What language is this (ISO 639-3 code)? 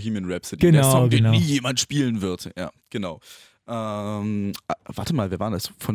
deu